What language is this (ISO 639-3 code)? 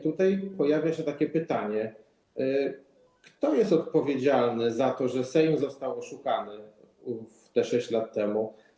pol